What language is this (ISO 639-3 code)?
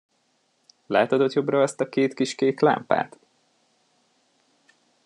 hun